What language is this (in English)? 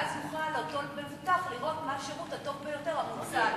Hebrew